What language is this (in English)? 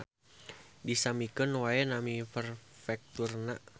Sundanese